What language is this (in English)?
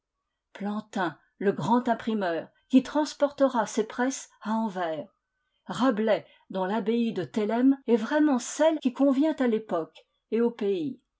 French